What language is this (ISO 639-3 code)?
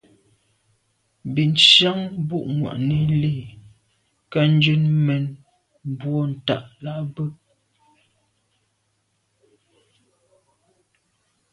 byv